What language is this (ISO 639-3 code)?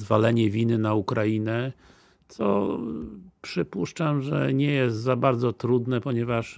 pol